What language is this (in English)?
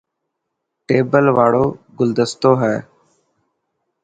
Dhatki